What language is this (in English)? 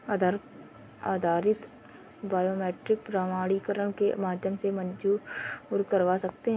Hindi